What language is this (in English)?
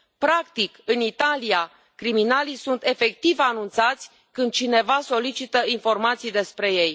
Romanian